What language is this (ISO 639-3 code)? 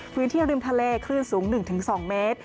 tha